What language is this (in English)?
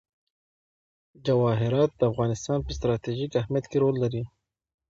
Pashto